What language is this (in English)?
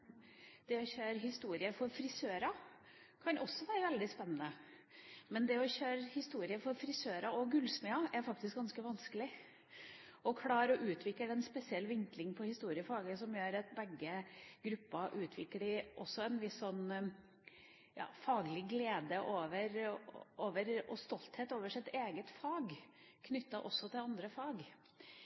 Norwegian Bokmål